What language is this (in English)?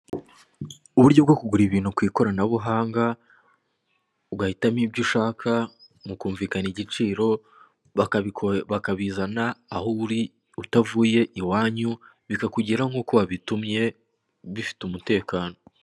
Kinyarwanda